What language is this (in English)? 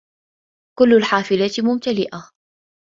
Arabic